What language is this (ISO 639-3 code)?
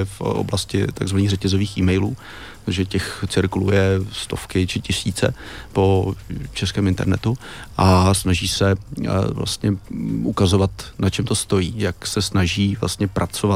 ces